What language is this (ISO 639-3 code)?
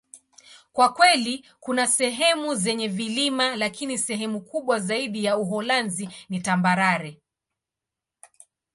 swa